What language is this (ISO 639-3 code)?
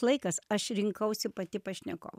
lit